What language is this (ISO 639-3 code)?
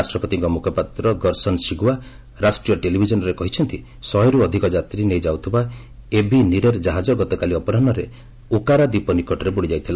ori